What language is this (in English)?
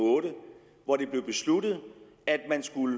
Danish